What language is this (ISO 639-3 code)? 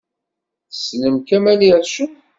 kab